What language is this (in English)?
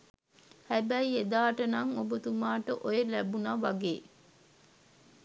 Sinhala